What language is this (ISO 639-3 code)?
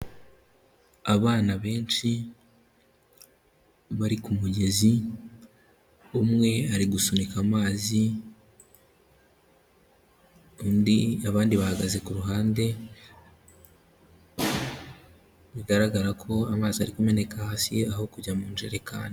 kin